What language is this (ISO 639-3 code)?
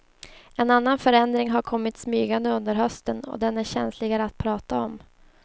swe